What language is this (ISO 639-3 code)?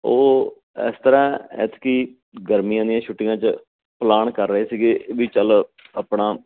pan